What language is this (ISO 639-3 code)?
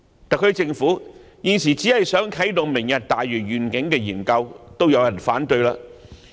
yue